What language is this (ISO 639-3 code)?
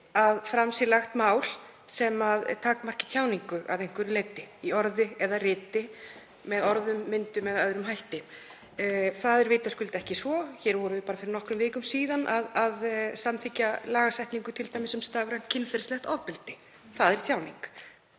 isl